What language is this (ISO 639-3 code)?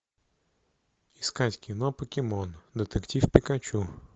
rus